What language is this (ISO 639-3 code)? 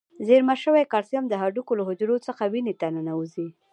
pus